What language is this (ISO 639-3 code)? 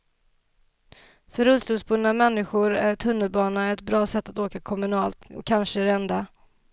swe